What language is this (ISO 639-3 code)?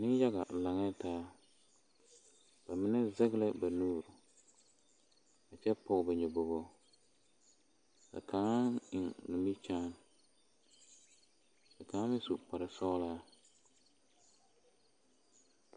dga